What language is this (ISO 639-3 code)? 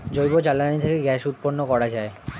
ben